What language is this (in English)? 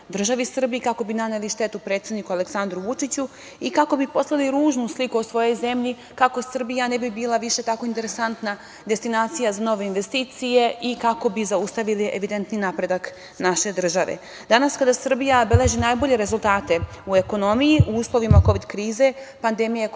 Serbian